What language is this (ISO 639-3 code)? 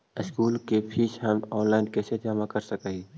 mag